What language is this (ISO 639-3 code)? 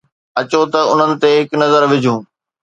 snd